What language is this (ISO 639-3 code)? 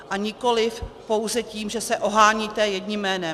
ces